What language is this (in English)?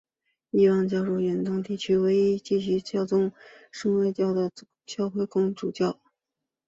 Chinese